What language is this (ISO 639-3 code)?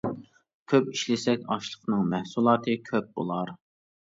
uig